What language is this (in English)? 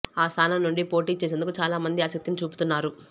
Telugu